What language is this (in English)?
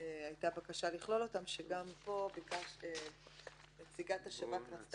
Hebrew